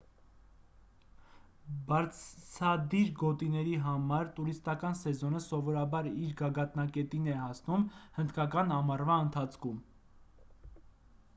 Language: Armenian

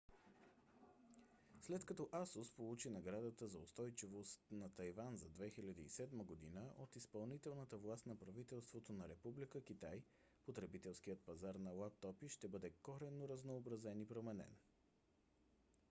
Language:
Bulgarian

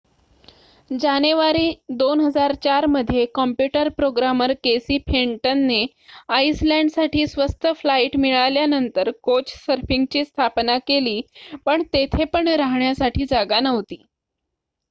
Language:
Marathi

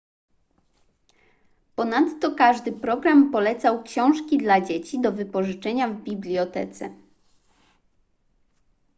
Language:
Polish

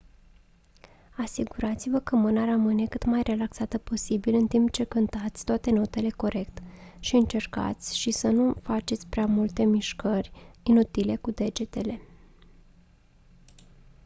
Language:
Romanian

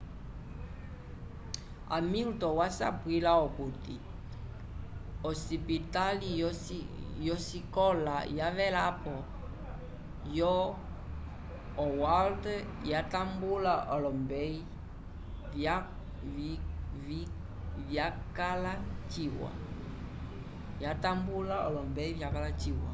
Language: Umbundu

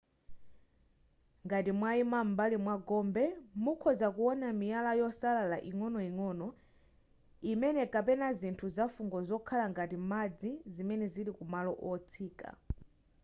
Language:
Nyanja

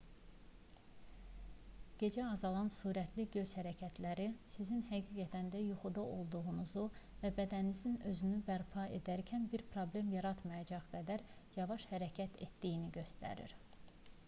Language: Azerbaijani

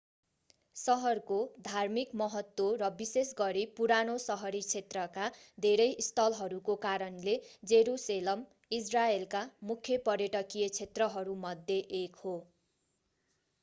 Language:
Nepali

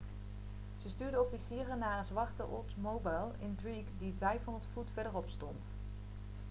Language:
Dutch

